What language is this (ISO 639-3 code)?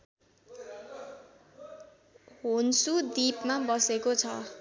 nep